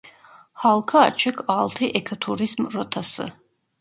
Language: Turkish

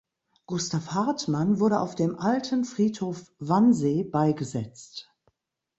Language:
German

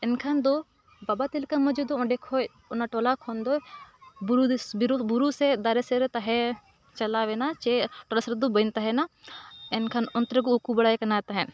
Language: Santali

